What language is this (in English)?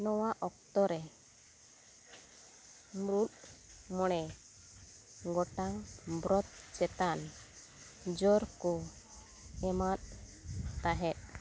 Santali